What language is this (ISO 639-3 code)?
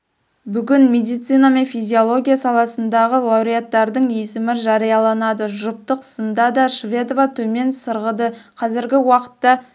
kaz